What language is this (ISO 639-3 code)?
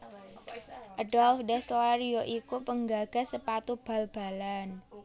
jav